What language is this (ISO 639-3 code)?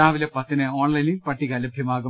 mal